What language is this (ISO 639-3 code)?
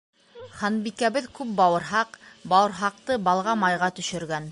bak